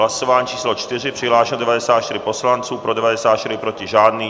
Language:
Czech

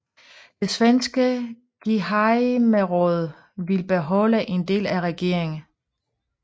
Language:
Danish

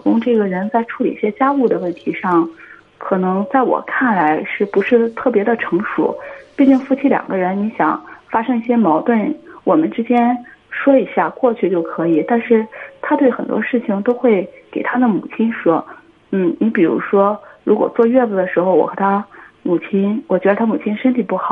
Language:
Chinese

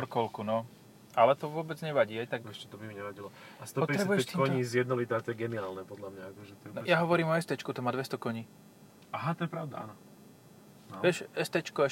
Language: Slovak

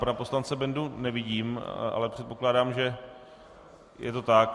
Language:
Czech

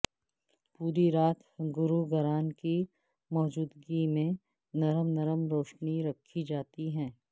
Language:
Urdu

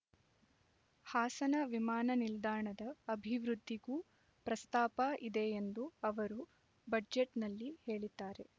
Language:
Kannada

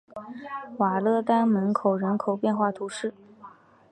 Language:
Chinese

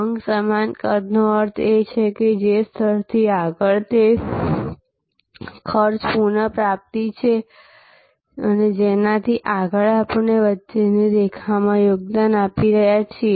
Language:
Gujarati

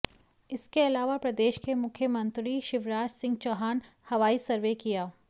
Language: Hindi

